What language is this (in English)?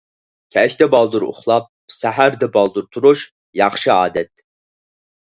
Uyghur